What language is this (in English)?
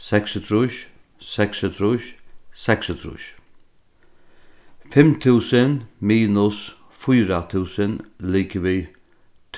Faroese